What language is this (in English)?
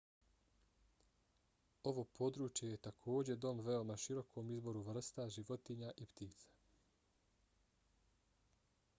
Bosnian